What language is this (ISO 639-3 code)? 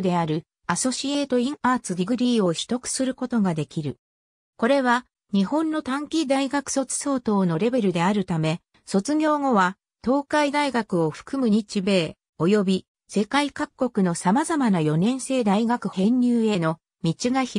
jpn